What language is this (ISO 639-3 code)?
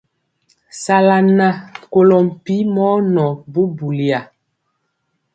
mcx